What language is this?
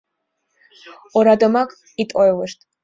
Mari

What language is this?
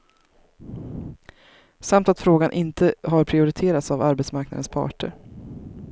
Swedish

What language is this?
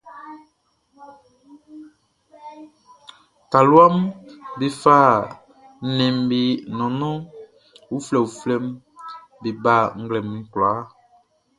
Baoulé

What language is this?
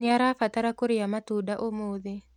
Kikuyu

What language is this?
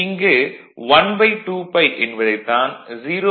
Tamil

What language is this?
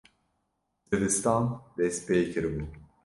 Kurdish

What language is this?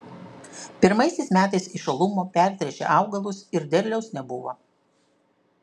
Lithuanian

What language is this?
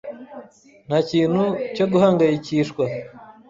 Kinyarwanda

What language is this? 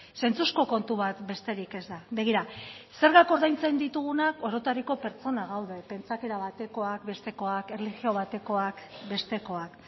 Basque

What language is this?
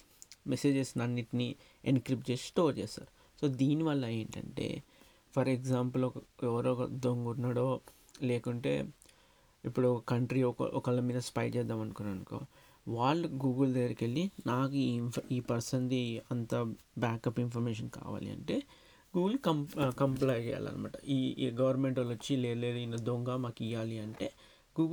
Telugu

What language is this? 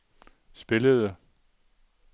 Danish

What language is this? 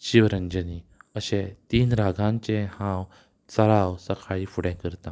Konkani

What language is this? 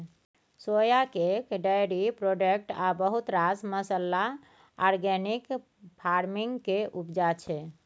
Maithili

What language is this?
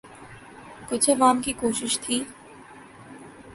Urdu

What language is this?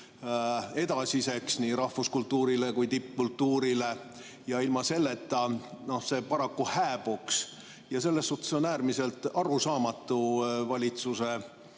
Estonian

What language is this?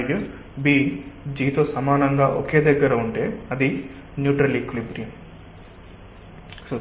Telugu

